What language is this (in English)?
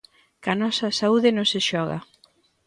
Galician